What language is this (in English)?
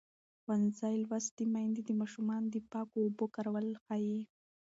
Pashto